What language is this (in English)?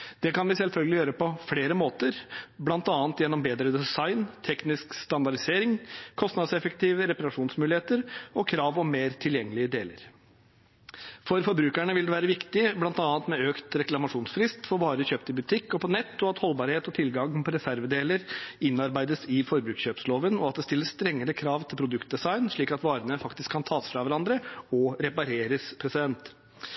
Norwegian Bokmål